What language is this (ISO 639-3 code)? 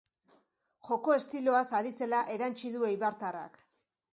eus